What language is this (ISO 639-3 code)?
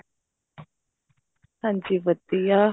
pan